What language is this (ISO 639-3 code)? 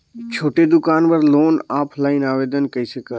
hne